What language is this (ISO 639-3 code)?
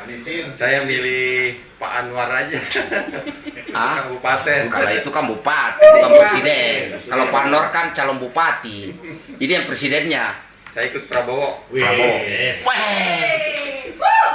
ind